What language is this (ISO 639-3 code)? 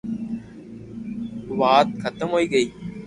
lrk